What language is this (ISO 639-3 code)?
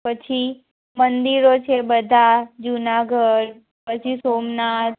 guj